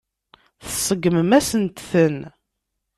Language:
Kabyle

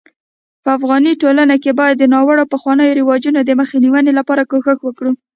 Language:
Pashto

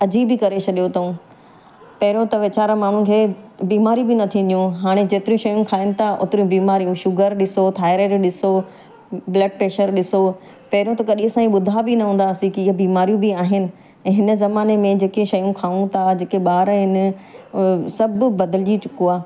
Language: Sindhi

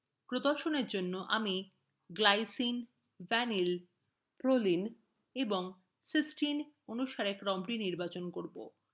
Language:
Bangla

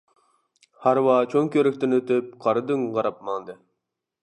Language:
Uyghur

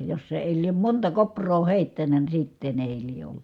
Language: Finnish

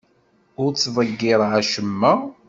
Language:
Kabyle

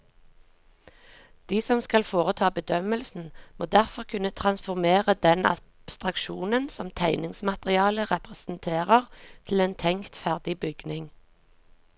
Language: Norwegian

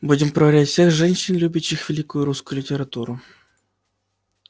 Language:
Russian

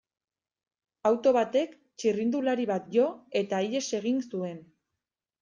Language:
Basque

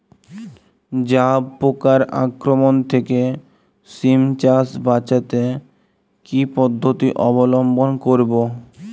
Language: Bangla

